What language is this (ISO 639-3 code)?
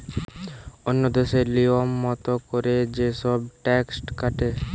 ben